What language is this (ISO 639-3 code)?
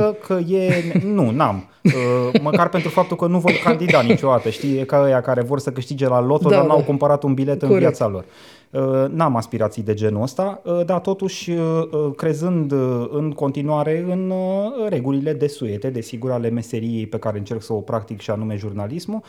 ron